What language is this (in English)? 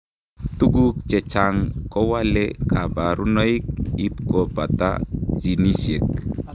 Kalenjin